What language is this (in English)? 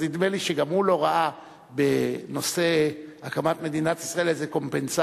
Hebrew